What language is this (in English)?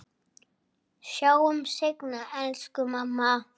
Icelandic